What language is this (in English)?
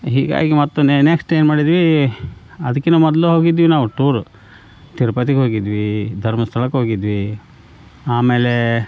Kannada